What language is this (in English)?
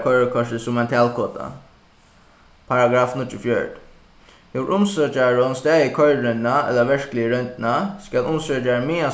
Faroese